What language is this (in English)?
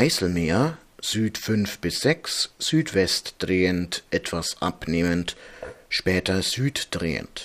German